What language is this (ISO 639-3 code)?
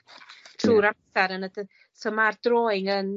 cym